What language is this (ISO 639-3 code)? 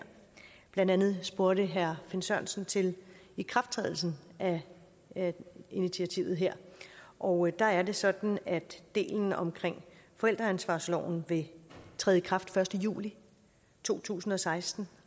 dan